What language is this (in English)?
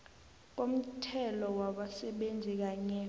South Ndebele